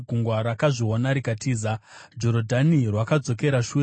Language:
Shona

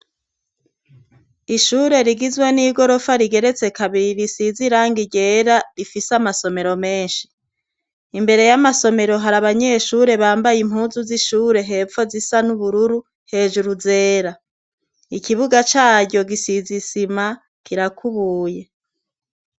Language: Rundi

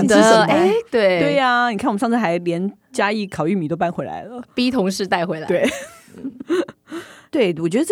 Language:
Chinese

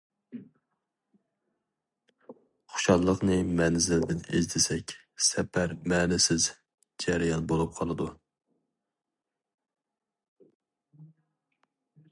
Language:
Uyghur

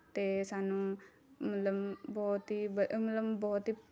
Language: Punjabi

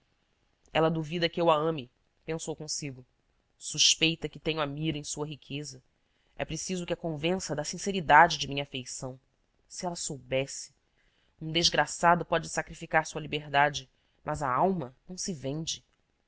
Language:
Portuguese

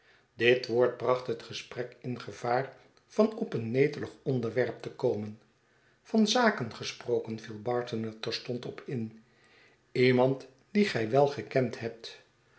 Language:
Dutch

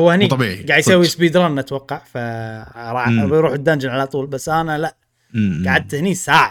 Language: Arabic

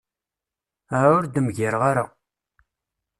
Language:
Kabyle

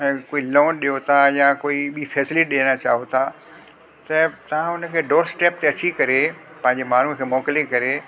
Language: Sindhi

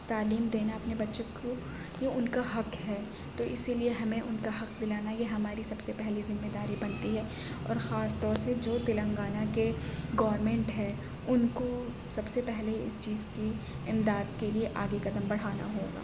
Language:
Urdu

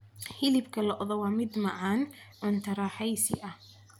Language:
Somali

